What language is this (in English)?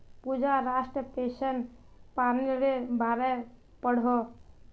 Magahi